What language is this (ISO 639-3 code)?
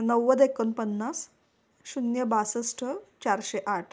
mar